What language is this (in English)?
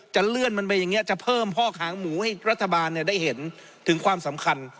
Thai